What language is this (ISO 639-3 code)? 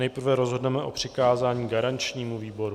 ces